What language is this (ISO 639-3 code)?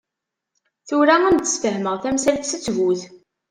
kab